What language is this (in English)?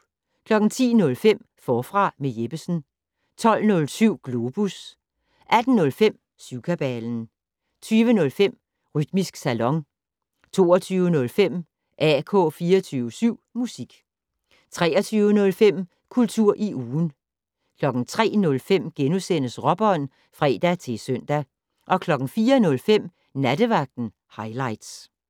Danish